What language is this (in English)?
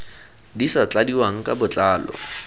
Tswana